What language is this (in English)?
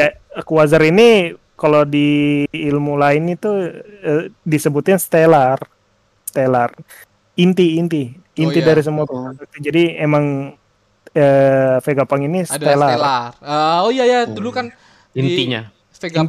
Indonesian